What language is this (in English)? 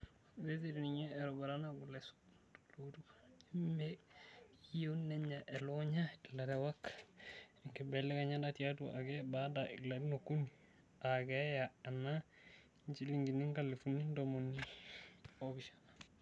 Masai